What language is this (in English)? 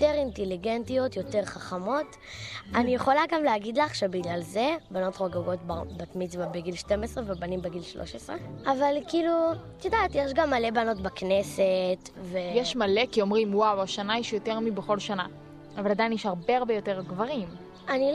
Hebrew